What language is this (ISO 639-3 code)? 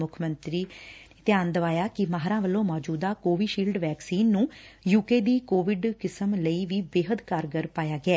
pan